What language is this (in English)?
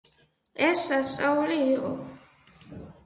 Georgian